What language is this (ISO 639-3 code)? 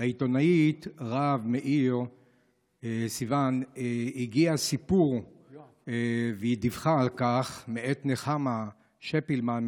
heb